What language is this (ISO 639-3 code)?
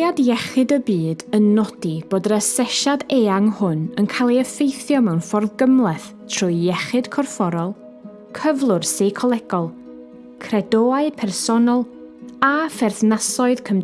cym